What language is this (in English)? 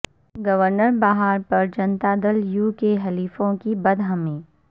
Urdu